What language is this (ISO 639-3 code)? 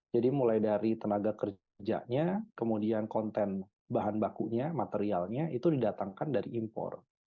ind